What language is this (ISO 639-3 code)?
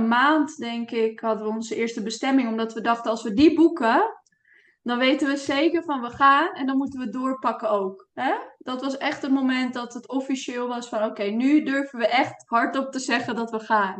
nld